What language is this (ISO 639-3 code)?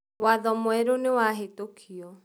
kik